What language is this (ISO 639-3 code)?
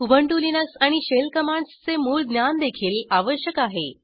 mar